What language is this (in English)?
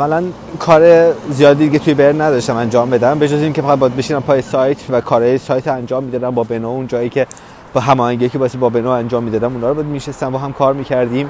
Persian